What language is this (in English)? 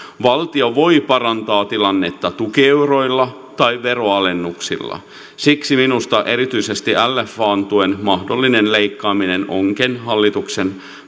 Finnish